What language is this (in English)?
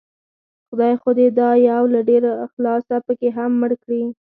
Pashto